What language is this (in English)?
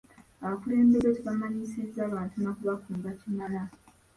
Ganda